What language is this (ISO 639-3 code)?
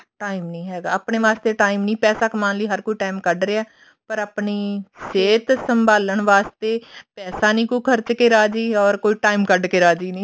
pan